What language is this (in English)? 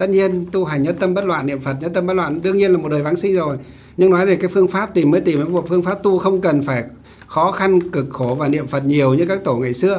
Vietnamese